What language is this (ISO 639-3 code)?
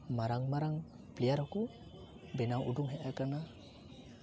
sat